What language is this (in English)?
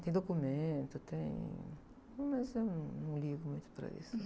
Portuguese